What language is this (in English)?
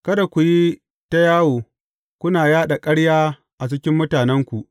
Hausa